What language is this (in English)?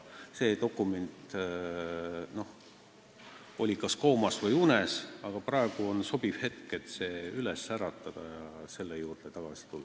Estonian